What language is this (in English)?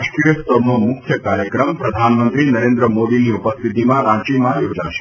Gujarati